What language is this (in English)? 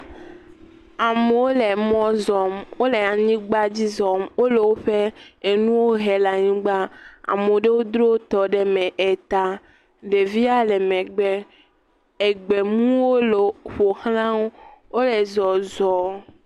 Ewe